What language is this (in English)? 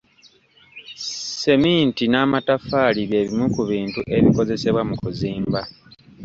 Ganda